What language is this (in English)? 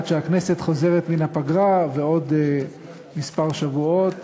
Hebrew